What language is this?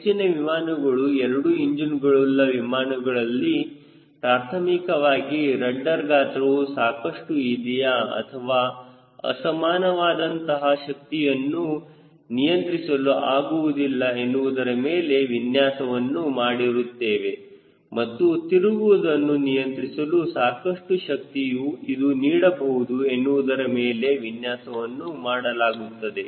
Kannada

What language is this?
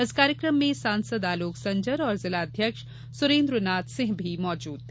Hindi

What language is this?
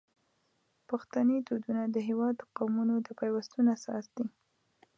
Pashto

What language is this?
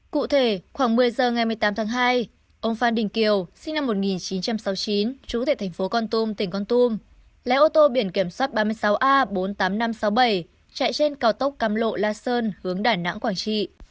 Vietnamese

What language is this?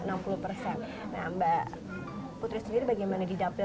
Indonesian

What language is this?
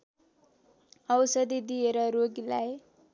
Nepali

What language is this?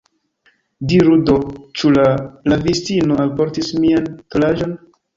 Esperanto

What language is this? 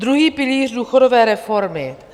Czech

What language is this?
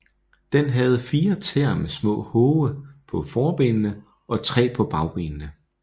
Danish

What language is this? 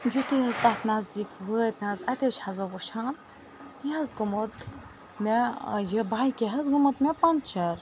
Kashmiri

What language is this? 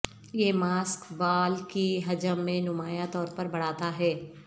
Urdu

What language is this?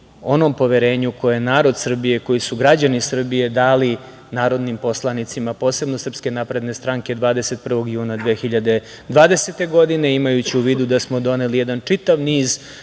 Serbian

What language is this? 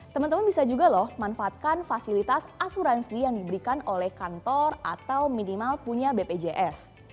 Indonesian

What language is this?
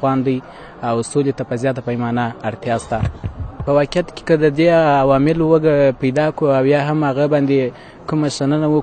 Arabic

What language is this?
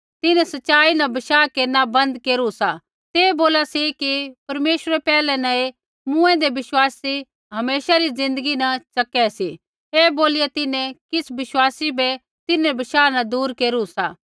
Kullu Pahari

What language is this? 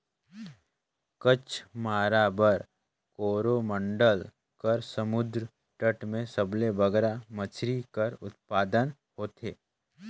Chhattisgarhi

